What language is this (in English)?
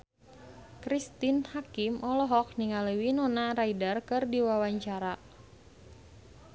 Sundanese